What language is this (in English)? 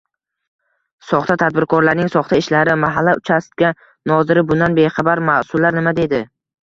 Uzbek